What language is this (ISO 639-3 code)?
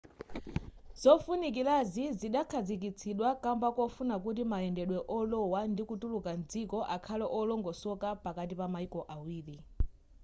nya